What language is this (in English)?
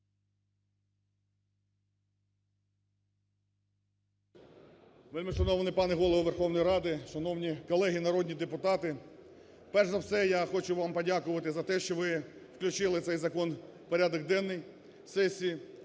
Ukrainian